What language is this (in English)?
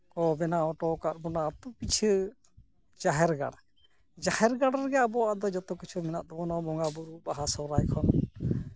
Santali